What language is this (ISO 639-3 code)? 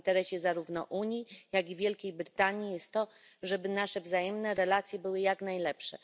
pol